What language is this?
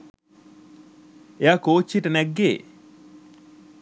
Sinhala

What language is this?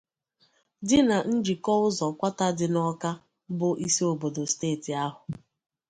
Igbo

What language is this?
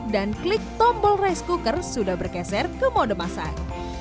Indonesian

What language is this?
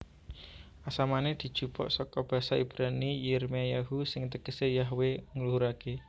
Javanese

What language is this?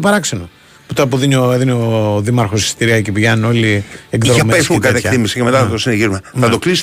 Greek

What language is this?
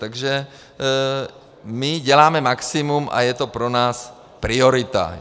Czech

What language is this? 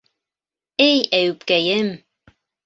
Bashkir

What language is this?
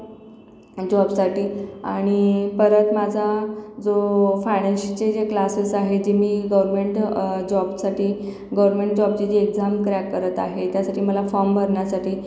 Marathi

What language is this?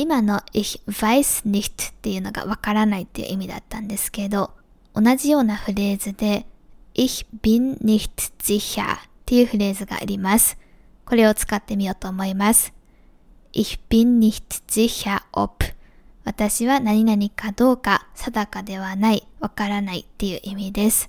Japanese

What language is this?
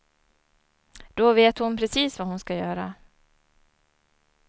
Swedish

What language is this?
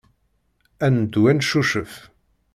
Kabyle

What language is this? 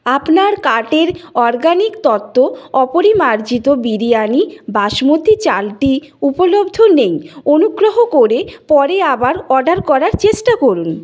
Bangla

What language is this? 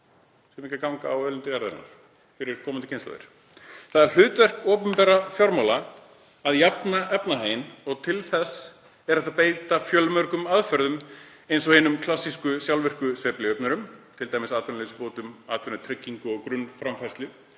Icelandic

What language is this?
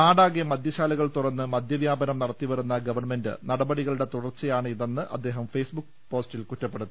Malayalam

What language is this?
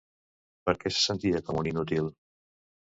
Catalan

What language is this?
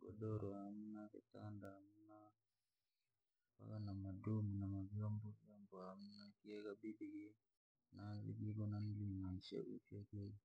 Langi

